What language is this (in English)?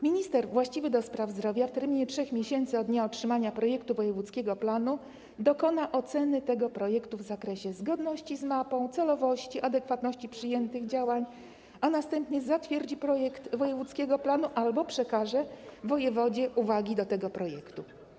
Polish